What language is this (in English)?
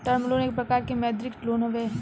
Bhojpuri